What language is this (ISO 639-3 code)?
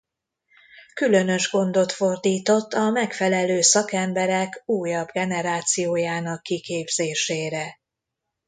hun